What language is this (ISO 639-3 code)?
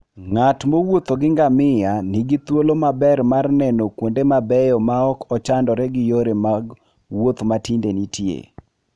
luo